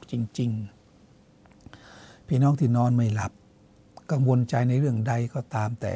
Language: Thai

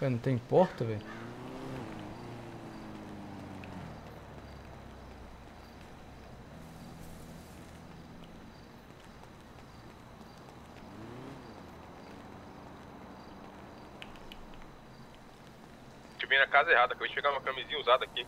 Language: Portuguese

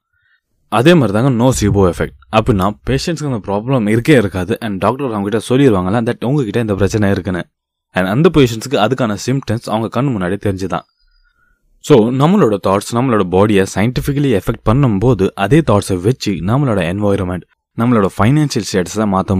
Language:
Tamil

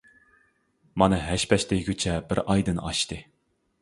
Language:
Uyghur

